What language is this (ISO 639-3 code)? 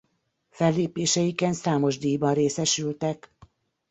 hun